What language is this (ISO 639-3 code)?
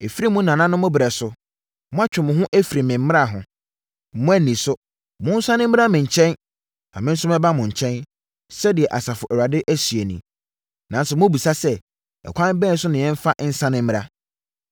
aka